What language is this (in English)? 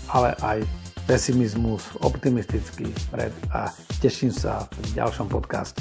Slovak